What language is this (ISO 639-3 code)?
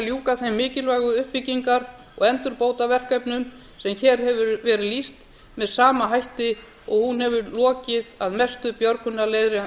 isl